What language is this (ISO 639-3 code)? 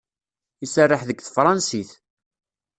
kab